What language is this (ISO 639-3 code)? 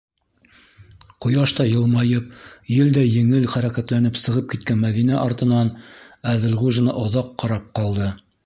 bak